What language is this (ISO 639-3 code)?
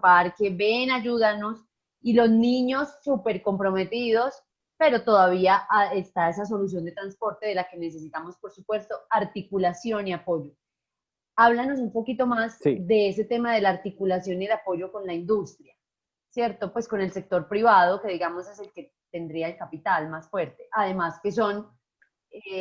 spa